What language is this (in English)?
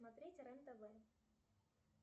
Russian